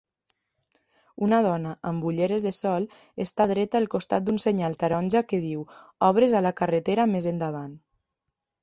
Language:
Catalan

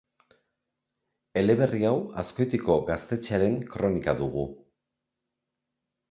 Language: Basque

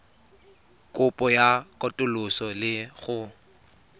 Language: Tswana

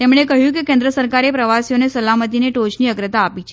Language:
Gujarati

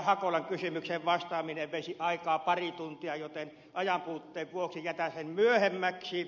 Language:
Finnish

